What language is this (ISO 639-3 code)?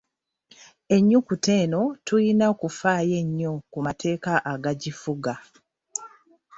lug